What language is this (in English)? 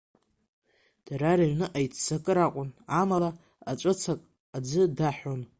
Abkhazian